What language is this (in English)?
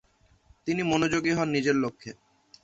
Bangla